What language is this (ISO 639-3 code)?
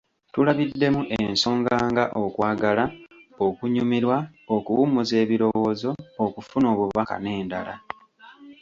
lug